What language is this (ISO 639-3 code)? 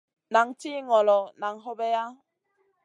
mcn